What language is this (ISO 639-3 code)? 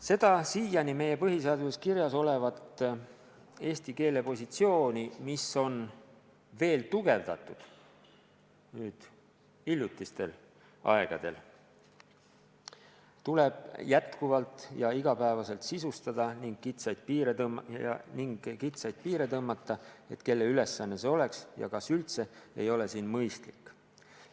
est